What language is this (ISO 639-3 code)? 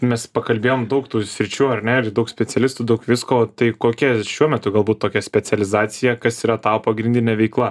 lit